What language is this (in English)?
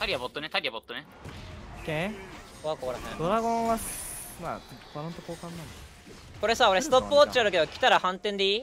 Japanese